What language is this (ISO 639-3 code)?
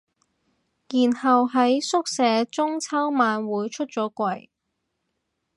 yue